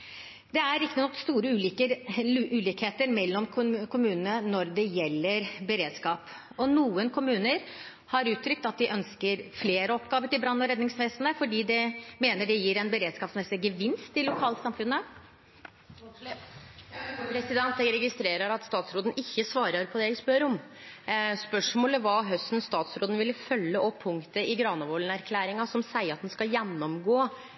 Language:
Norwegian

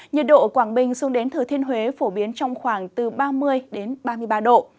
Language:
Vietnamese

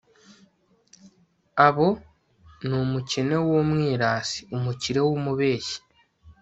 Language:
Kinyarwanda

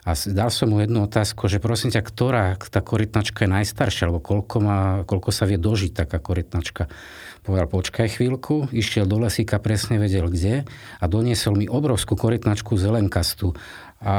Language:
Slovak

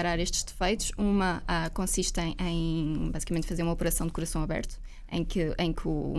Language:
Portuguese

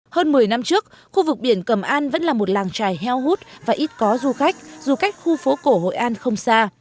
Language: Vietnamese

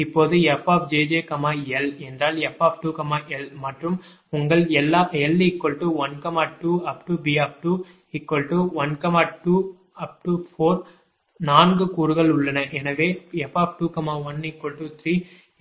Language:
Tamil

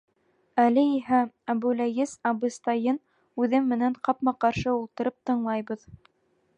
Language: Bashkir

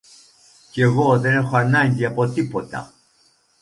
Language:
Greek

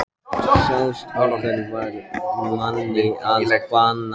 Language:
Icelandic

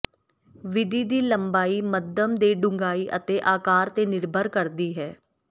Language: Punjabi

